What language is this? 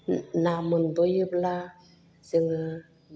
Bodo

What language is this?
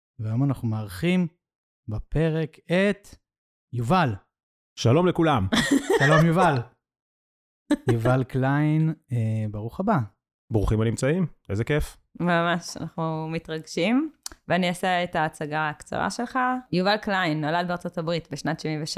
Hebrew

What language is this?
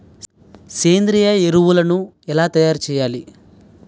Telugu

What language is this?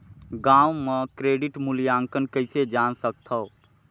Chhattisgarhi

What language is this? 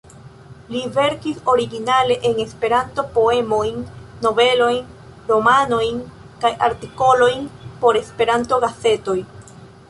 Esperanto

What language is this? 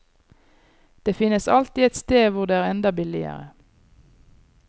Norwegian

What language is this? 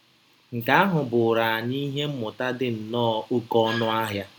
Igbo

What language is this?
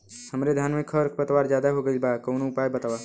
Bhojpuri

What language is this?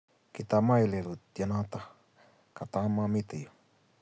Kalenjin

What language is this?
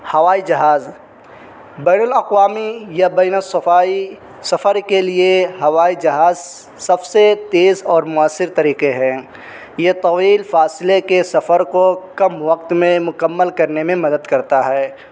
Urdu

